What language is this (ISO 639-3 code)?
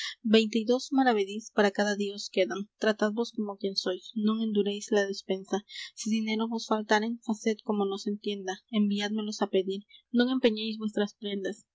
spa